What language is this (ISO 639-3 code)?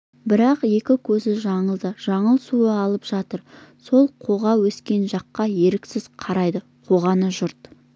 kaz